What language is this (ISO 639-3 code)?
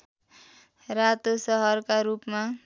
nep